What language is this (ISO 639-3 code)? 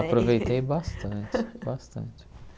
por